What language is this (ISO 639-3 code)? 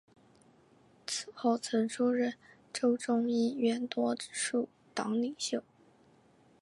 zho